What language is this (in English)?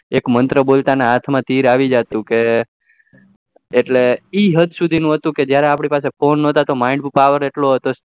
Gujarati